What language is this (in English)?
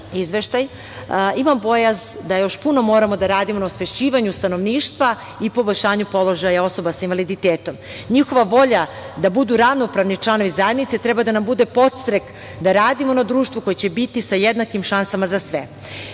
Serbian